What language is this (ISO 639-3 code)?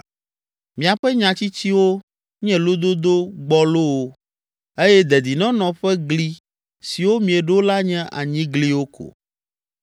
ewe